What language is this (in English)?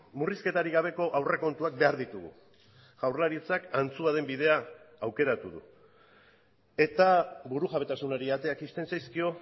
Basque